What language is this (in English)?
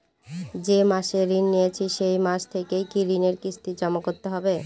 Bangla